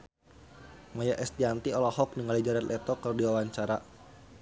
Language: Sundanese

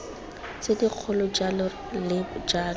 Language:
Tswana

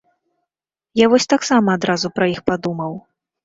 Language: Belarusian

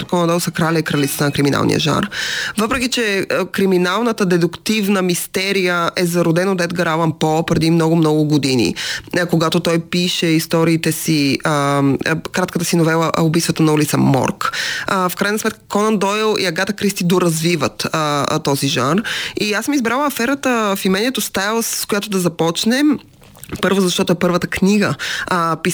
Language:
Bulgarian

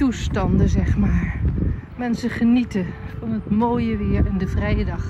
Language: Dutch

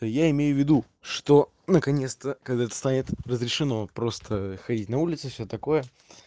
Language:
Russian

